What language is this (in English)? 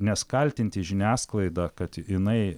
Lithuanian